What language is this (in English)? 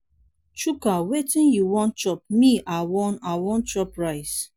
Nigerian Pidgin